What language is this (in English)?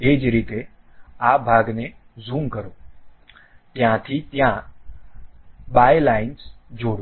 Gujarati